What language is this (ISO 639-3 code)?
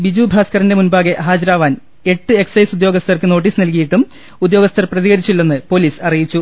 mal